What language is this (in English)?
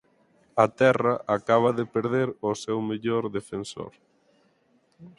Galician